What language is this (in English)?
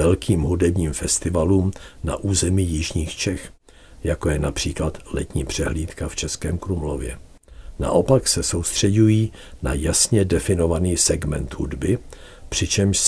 Czech